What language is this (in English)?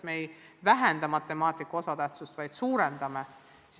Estonian